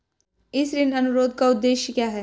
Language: Hindi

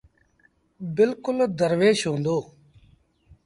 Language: Sindhi Bhil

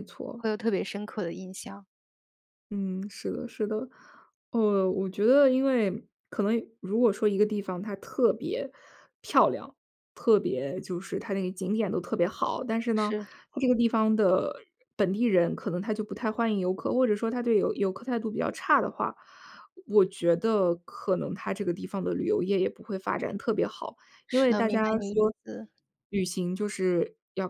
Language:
Chinese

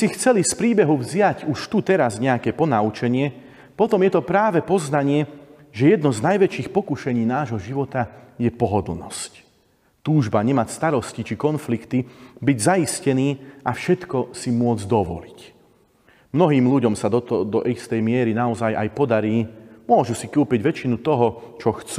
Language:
Slovak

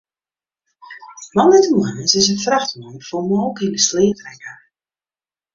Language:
Western Frisian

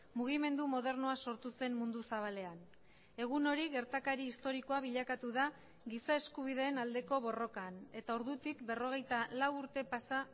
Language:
Basque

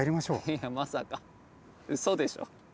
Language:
Japanese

